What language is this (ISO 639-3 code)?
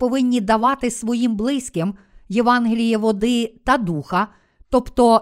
ukr